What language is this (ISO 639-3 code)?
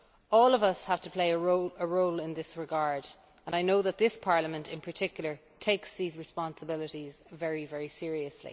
eng